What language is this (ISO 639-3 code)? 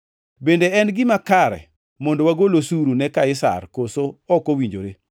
luo